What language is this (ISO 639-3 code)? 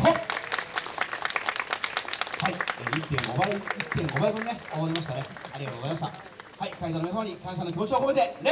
jpn